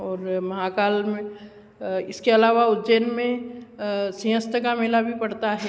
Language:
Hindi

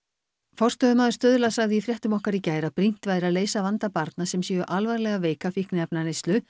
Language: Icelandic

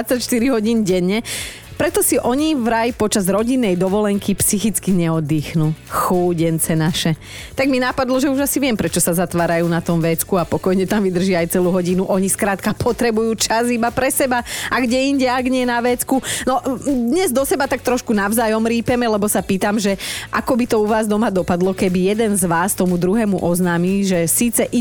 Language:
Slovak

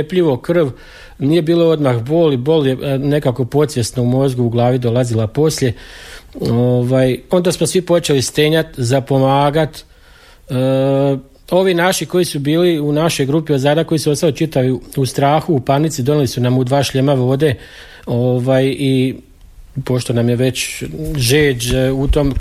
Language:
Croatian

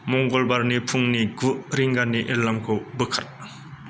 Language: Bodo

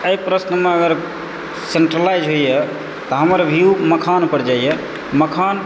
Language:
Maithili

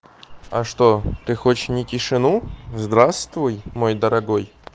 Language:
Russian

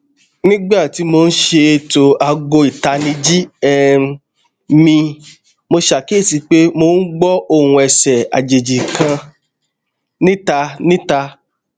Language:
Yoruba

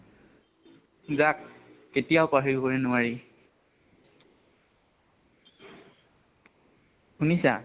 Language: Assamese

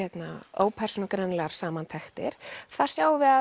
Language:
Icelandic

